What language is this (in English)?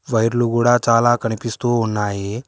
Telugu